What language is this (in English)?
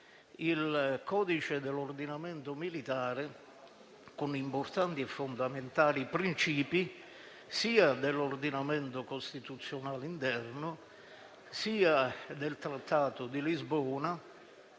Italian